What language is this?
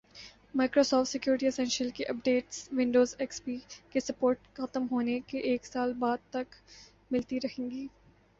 Urdu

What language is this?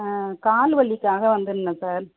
Tamil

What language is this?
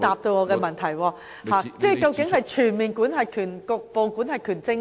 Cantonese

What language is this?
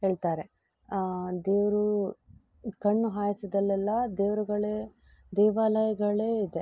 Kannada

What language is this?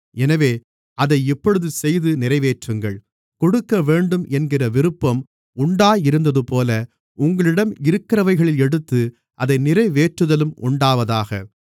Tamil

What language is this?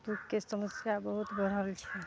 Maithili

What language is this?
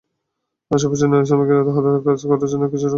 Bangla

